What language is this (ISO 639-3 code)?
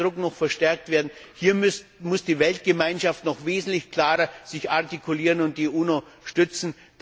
deu